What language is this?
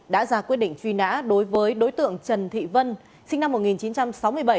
Vietnamese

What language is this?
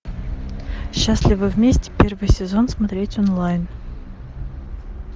Russian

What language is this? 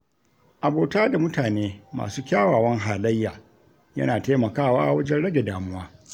Hausa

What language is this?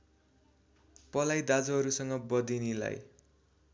Nepali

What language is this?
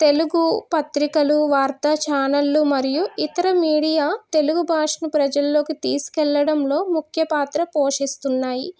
Telugu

